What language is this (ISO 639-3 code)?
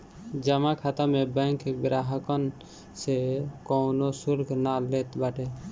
bho